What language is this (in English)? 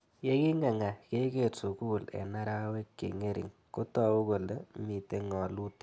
Kalenjin